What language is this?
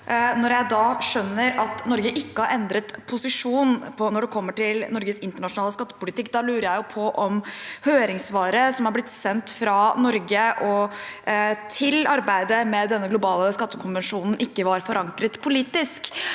Norwegian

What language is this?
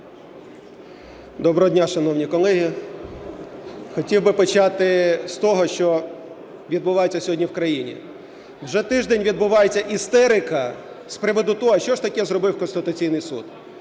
Ukrainian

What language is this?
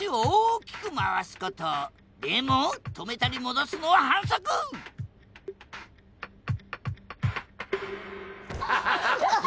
Japanese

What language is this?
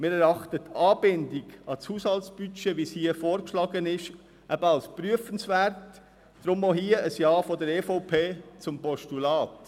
Swiss German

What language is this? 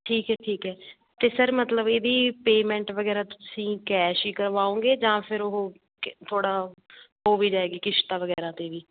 Punjabi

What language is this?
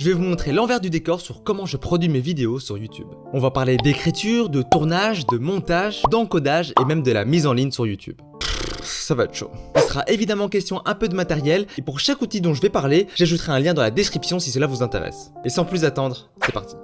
French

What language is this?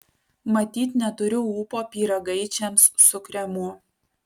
Lithuanian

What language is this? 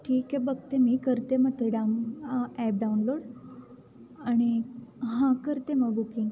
Marathi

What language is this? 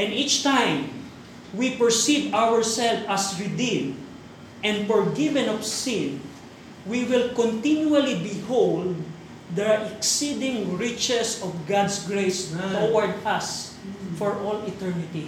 Filipino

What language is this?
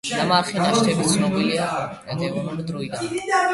Georgian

